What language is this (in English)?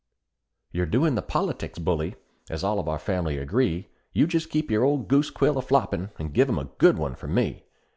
English